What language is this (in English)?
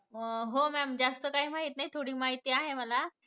Marathi